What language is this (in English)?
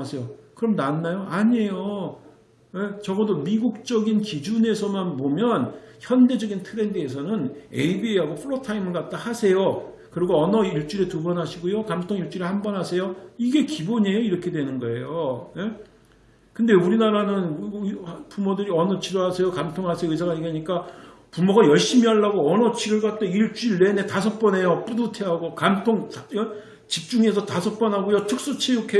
Korean